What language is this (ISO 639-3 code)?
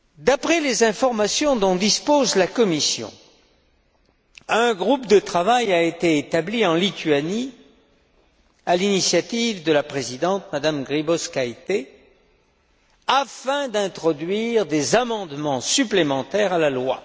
fra